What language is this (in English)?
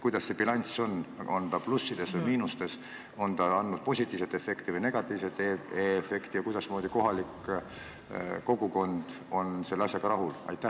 Estonian